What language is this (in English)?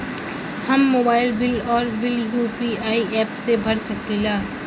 Bhojpuri